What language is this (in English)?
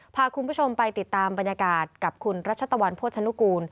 Thai